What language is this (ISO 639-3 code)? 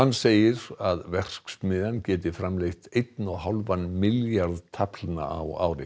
isl